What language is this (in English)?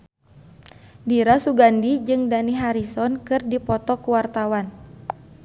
Sundanese